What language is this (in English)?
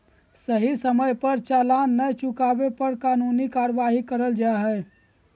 Magahi